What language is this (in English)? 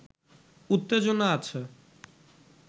Bangla